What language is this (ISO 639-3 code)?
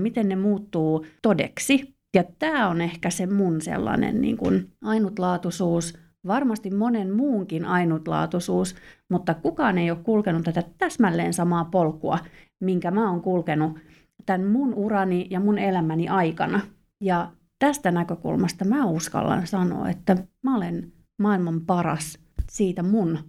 fin